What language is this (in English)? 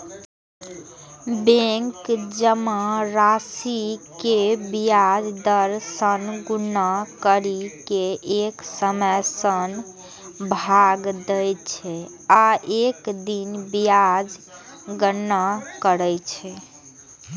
Maithili